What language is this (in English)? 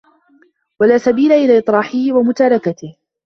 Arabic